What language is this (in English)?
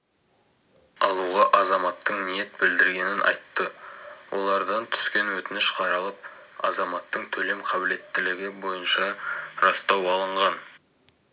Kazakh